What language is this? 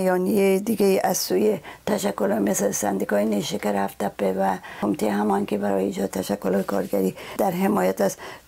Persian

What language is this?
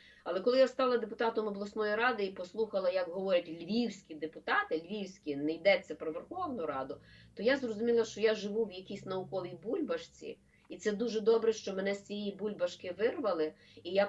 Ukrainian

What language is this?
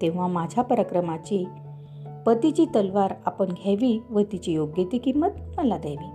Marathi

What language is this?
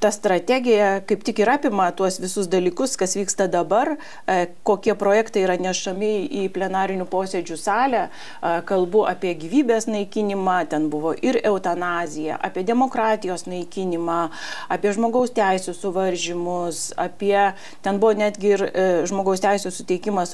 Lithuanian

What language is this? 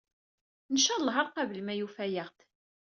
Kabyle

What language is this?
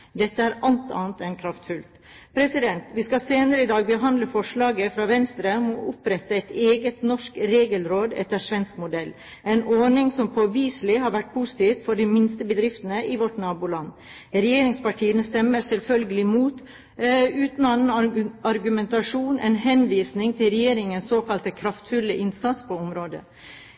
Norwegian Bokmål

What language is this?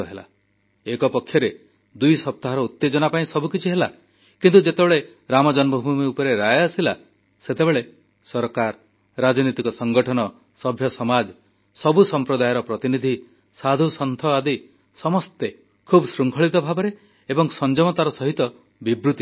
Odia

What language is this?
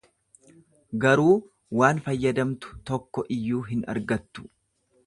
Oromo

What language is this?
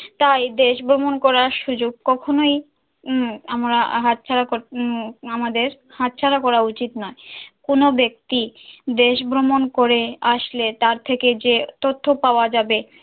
Bangla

